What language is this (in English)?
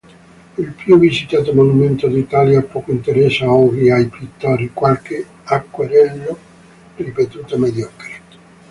Italian